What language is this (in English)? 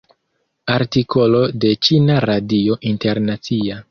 Esperanto